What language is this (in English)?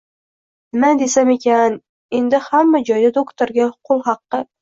Uzbek